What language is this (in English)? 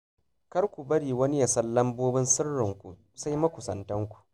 Hausa